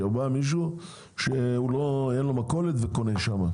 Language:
Hebrew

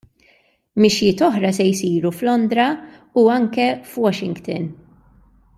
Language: Maltese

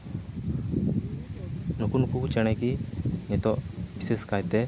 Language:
Santali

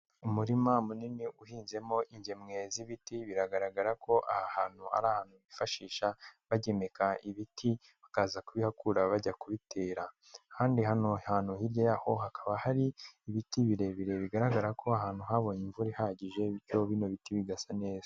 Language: Kinyarwanda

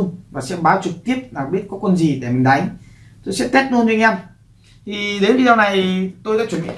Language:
Vietnamese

